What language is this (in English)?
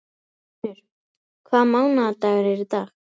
Icelandic